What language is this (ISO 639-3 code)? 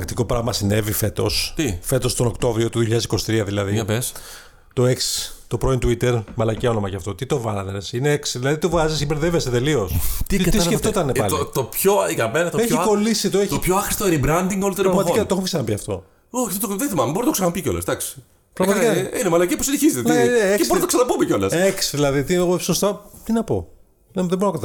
ell